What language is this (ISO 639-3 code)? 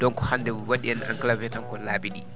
ful